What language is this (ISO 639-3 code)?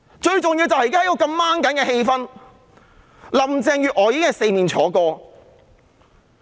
yue